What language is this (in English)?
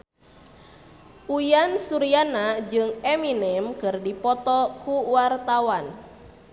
Sundanese